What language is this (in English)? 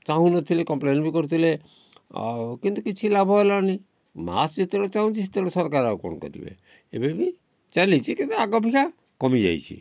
Odia